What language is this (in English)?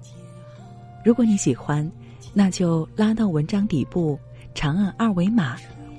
Chinese